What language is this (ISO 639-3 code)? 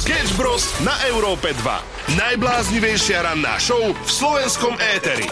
slk